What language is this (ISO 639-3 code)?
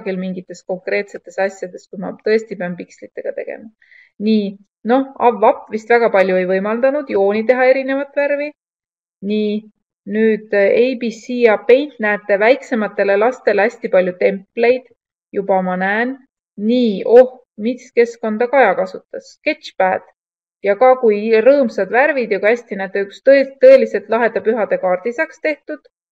fin